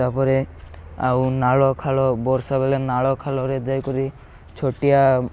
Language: Odia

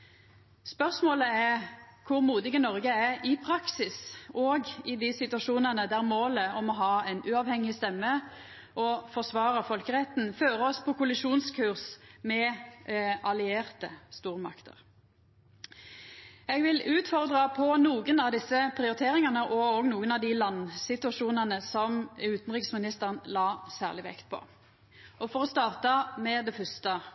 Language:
Norwegian Nynorsk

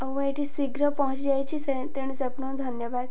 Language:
Odia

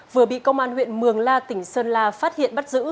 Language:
Vietnamese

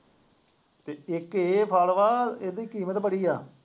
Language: Punjabi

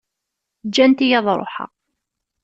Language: Kabyle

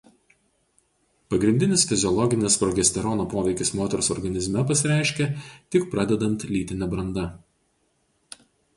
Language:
Lithuanian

